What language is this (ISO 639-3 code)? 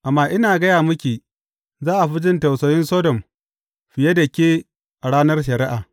hau